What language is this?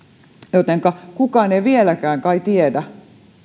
Finnish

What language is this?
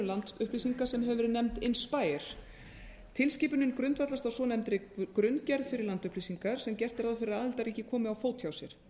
Icelandic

